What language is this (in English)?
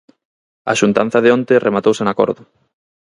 Galician